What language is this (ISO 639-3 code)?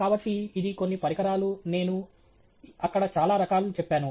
tel